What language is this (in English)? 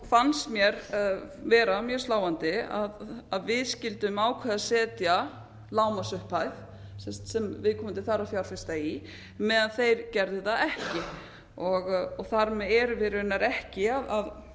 Icelandic